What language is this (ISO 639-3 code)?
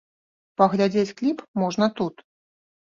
bel